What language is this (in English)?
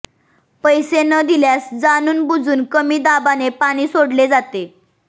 Marathi